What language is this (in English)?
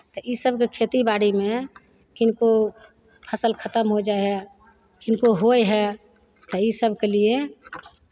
Maithili